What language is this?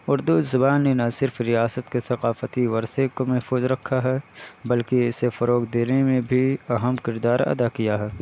Urdu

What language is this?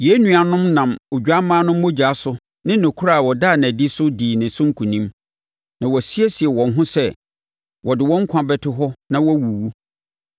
Akan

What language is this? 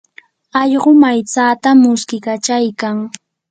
Yanahuanca Pasco Quechua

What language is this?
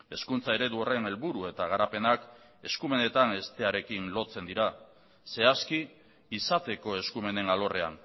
Basque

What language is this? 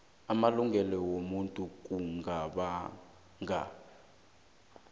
South Ndebele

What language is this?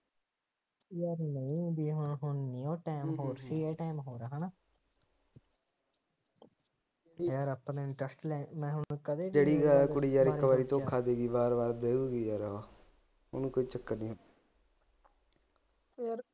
Punjabi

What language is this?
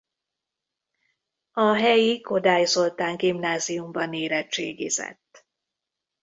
Hungarian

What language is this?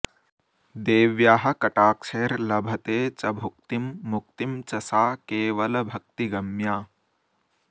Sanskrit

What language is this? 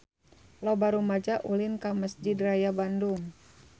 Sundanese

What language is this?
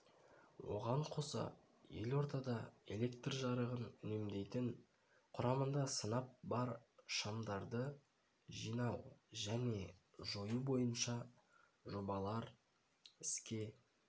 Kazakh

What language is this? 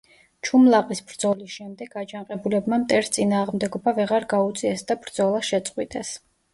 Georgian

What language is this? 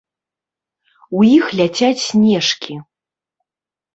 Belarusian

